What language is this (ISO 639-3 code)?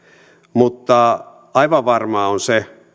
fin